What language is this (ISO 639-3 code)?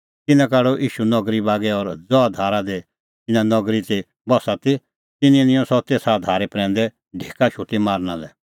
kfx